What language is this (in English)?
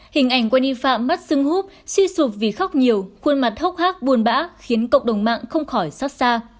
Vietnamese